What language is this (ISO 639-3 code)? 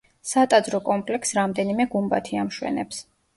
kat